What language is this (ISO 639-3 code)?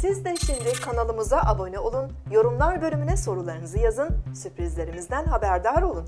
tur